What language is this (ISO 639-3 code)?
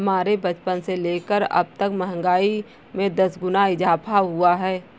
hin